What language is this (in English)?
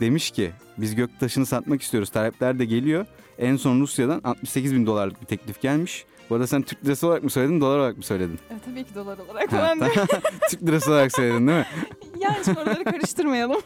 Turkish